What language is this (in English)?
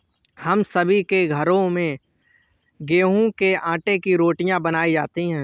Hindi